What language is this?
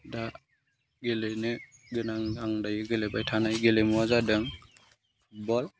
Bodo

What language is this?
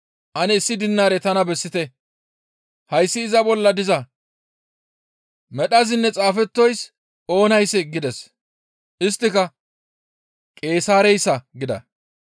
Gamo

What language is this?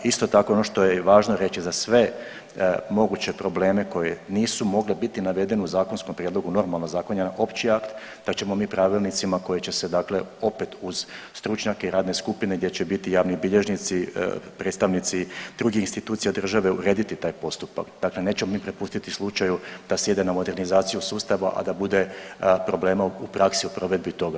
Croatian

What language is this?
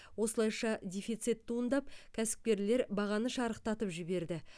Kazakh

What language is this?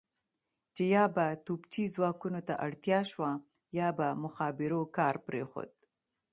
Pashto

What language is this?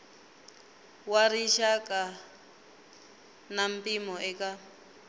Tsonga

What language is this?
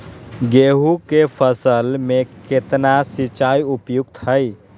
Magahi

